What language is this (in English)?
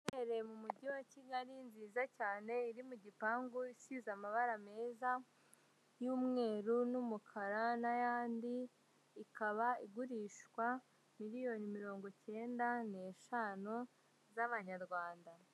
Kinyarwanda